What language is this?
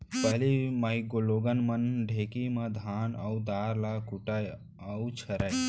Chhattisgarhi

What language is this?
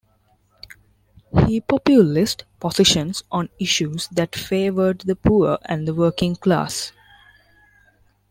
English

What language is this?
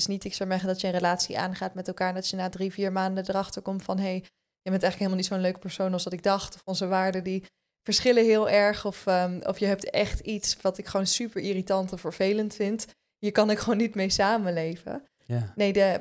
Dutch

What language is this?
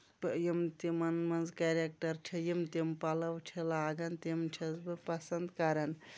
Kashmiri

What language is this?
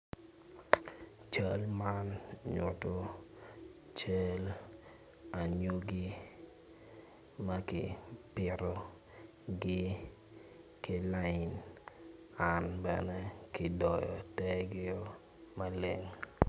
Acoli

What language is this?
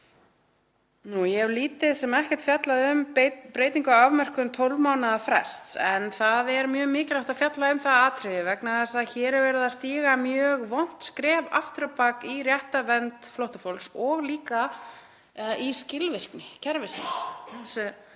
Icelandic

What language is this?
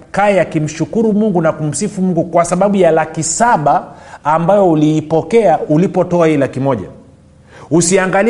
Swahili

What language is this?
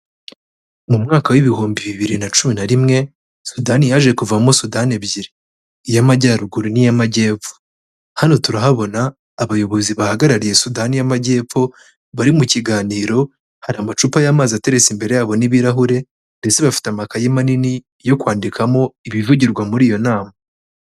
Kinyarwanda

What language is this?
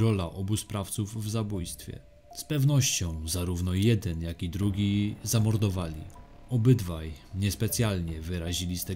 Polish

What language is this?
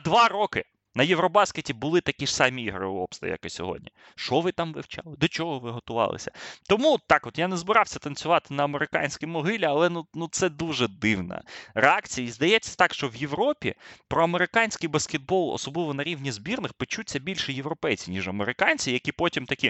Ukrainian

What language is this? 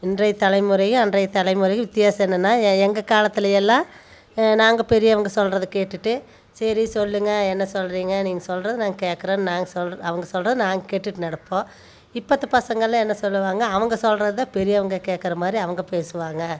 Tamil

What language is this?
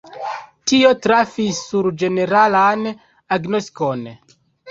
Esperanto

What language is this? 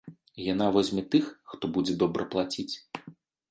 Belarusian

